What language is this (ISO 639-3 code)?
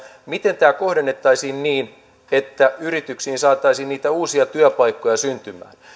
fin